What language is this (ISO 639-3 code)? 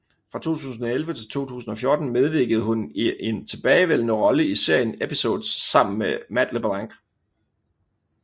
dan